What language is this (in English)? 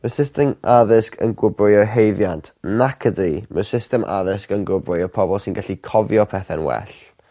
Welsh